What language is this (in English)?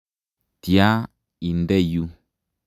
Kalenjin